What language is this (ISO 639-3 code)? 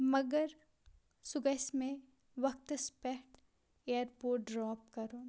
kas